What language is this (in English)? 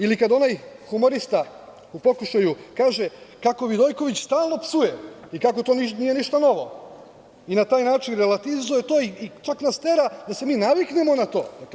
Serbian